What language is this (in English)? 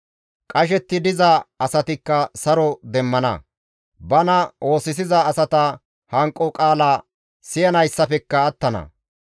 Gamo